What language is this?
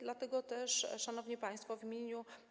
Polish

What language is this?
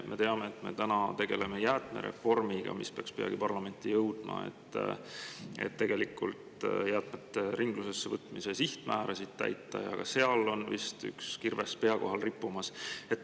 Estonian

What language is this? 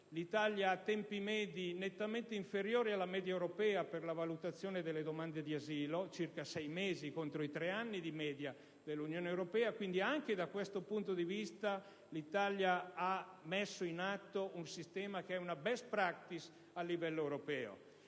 Italian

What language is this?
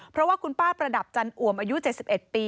Thai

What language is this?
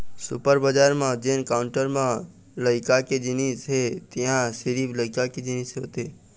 Chhattisgarhi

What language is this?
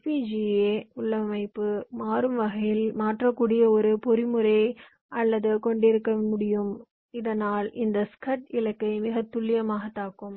Tamil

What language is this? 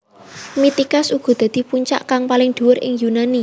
Javanese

